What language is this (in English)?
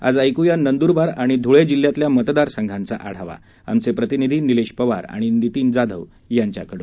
Marathi